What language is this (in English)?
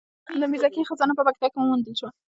Pashto